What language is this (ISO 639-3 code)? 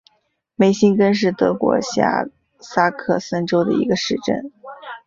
zho